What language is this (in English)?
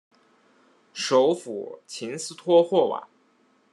Chinese